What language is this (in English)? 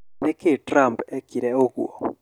Kikuyu